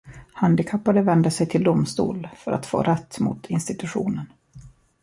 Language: Swedish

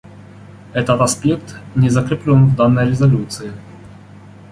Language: Russian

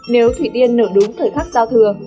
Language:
Vietnamese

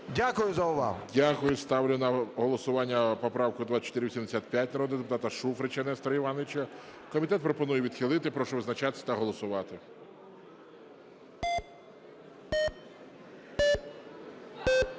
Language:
Ukrainian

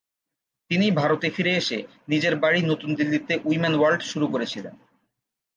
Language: Bangla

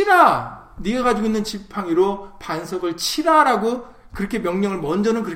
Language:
Korean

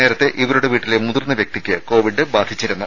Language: Malayalam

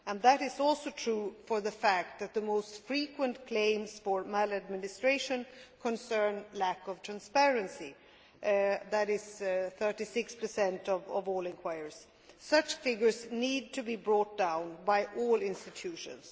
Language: English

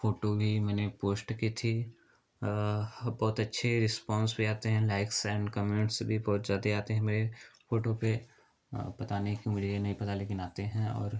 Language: Hindi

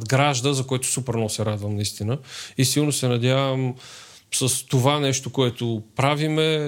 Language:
Bulgarian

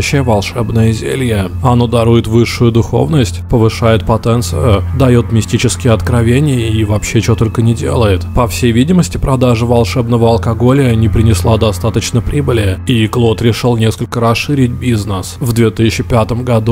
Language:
Russian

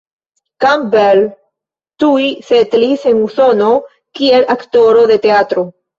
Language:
Esperanto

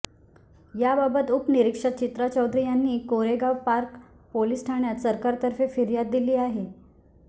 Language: Marathi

